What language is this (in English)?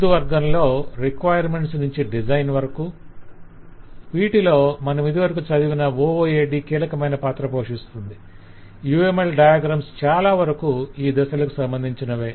Telugu